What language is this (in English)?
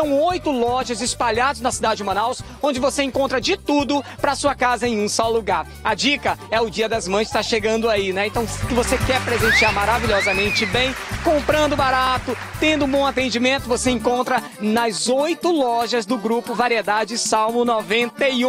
Portuguese